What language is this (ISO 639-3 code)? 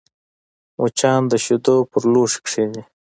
pus